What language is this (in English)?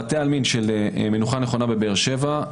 Hebrew